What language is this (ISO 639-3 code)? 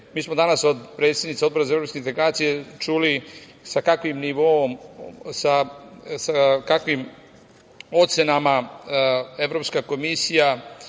srp